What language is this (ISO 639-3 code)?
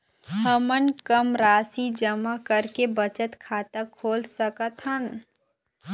hne